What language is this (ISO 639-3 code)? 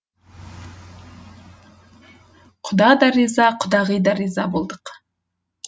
kaz